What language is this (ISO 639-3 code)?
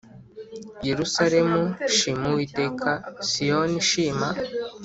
kin